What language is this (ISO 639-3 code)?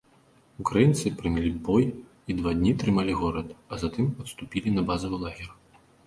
bel